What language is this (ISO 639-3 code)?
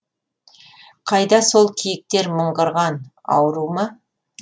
kaz